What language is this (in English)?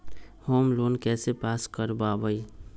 Magahi